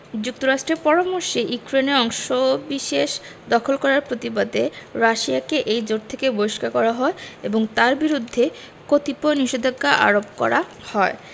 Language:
Bangla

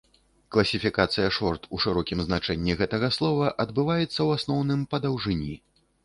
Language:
Belarusian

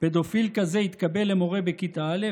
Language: Hebrew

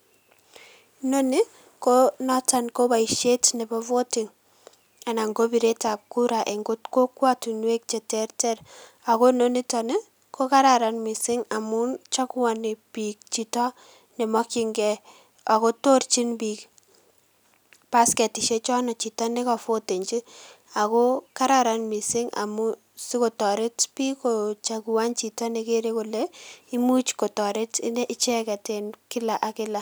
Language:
Kalenjin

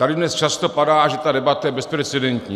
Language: Czech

